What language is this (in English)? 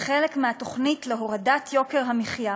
Hebrew